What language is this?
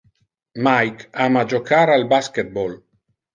Interlingua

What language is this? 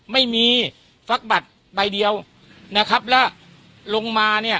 Thai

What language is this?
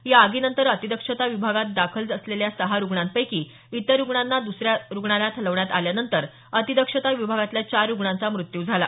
Marathi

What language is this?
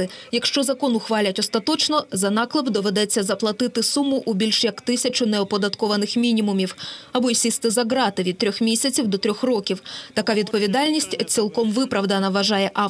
Ukrainian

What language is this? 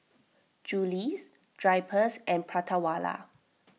English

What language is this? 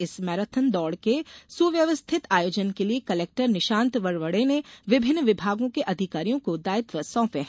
Hindi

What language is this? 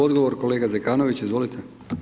Croatian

